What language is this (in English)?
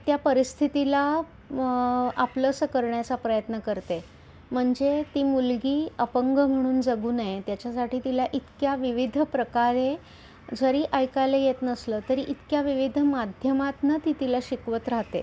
Marathi